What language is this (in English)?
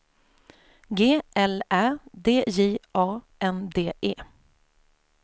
Swedish